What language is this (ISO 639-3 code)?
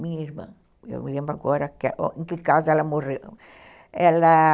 por